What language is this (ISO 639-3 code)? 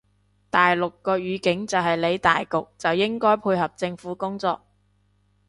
yue